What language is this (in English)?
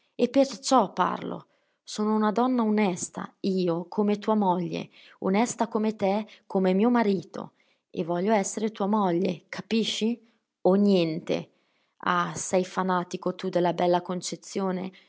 Italian